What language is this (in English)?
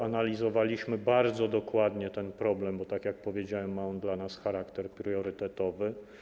Polish